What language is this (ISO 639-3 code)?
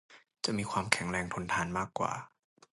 tha